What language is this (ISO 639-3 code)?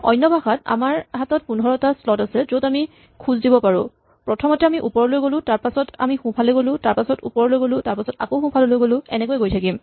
asm